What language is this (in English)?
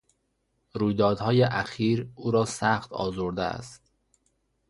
Persian